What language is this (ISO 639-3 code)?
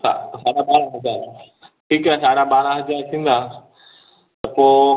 snd